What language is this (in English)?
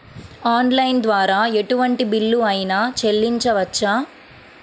Telugu